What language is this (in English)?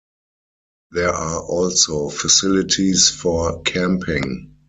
English